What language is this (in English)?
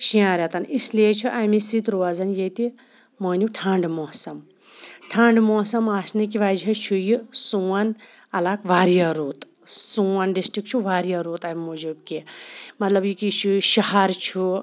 Kashmiri